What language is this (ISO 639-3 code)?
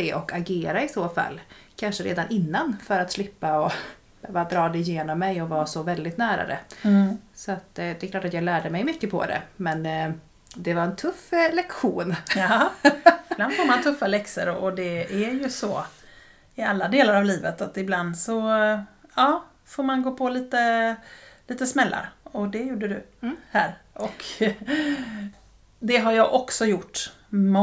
swe